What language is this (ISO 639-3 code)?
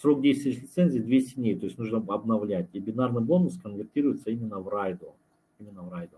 rus